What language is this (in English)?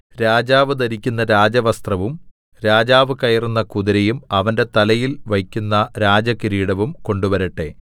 Malayalam